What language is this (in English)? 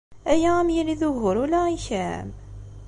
Kabyle